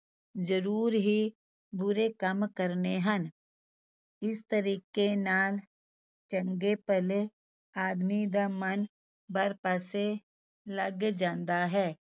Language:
Punjabi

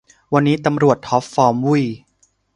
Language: Thai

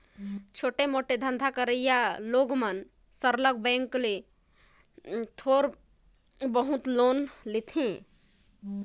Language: Chhattisgarhi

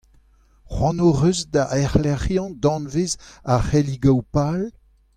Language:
Breton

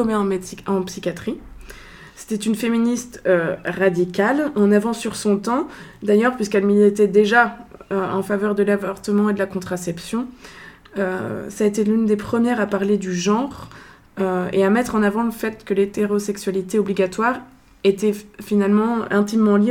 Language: French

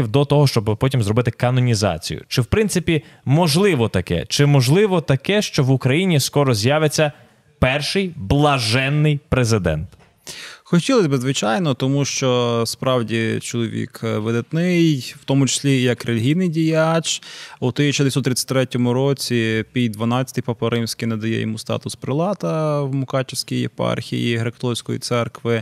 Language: Ukrainian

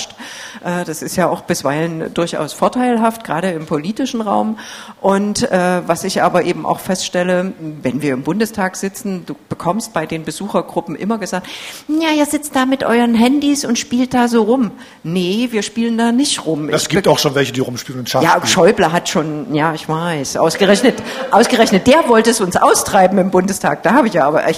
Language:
German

